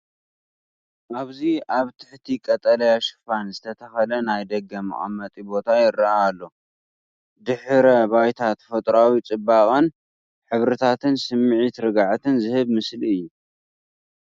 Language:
Tigrinya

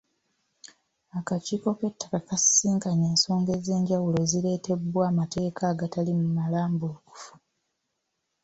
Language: Ganda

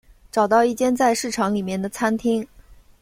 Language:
Chinese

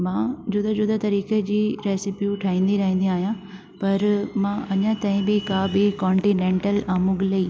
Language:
Sindhi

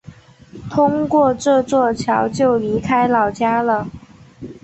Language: Chinese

